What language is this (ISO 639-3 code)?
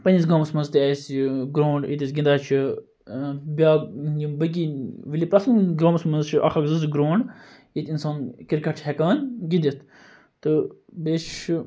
kas